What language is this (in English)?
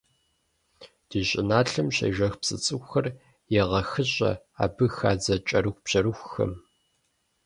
Kabardian